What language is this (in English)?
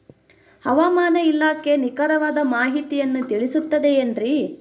Kannada